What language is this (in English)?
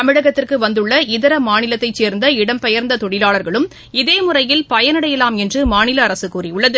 Tamil